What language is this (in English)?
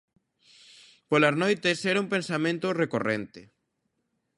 Galician